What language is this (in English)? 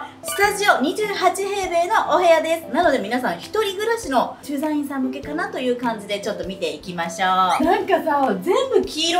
Japanese